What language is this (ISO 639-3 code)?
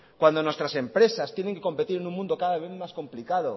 spa